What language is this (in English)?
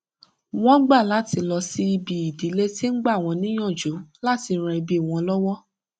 Yoruba